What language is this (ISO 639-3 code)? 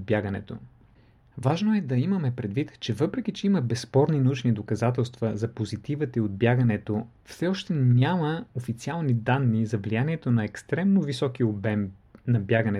bul